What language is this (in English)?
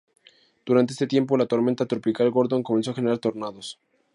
Spanish